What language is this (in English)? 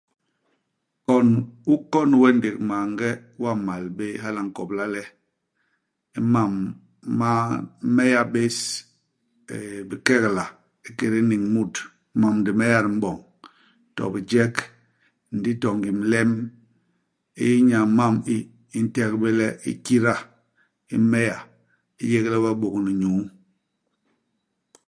Basaa